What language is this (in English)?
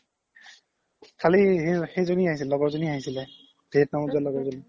Assamese